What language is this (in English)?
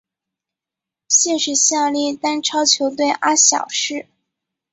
Chinese